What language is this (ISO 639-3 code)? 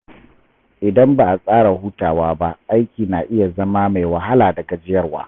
hau